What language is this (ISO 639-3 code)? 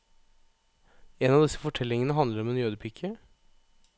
nor